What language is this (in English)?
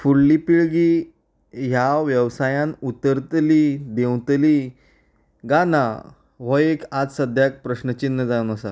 Konkani